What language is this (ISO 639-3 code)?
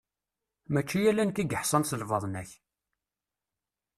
kab